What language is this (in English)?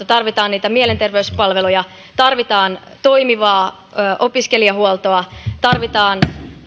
Finnish